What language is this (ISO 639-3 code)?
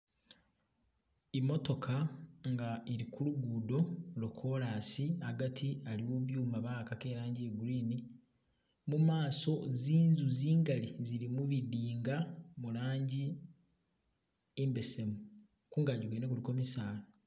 myx